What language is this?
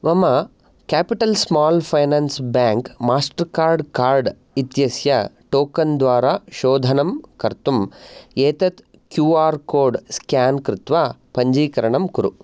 Sanskrit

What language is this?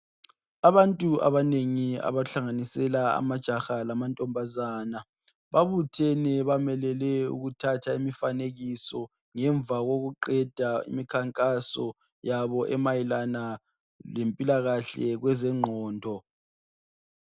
North Ndebele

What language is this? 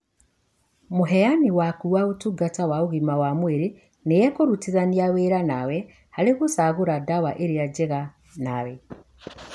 Kikuyu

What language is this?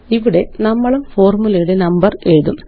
Malayalam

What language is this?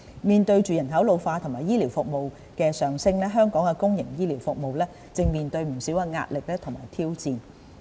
Cantonese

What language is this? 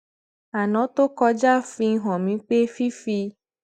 Yoruba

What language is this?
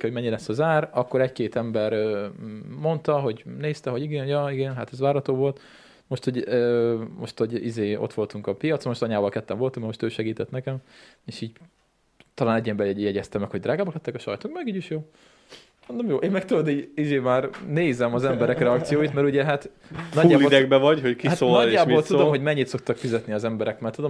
Hungarian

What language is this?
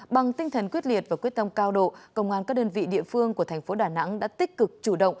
Vietnamese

